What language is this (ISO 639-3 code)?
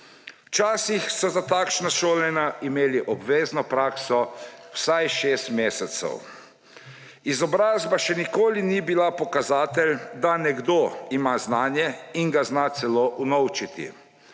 slv